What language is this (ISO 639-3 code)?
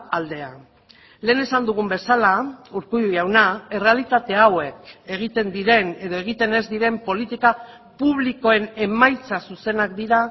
eus